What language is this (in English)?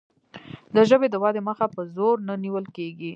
Pashto